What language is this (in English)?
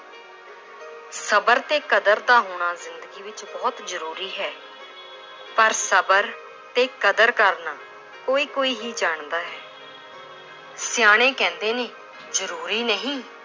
Punjabi